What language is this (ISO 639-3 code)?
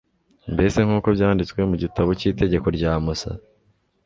kin